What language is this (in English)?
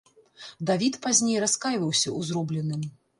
Belarusian